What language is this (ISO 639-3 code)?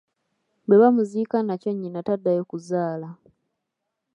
lug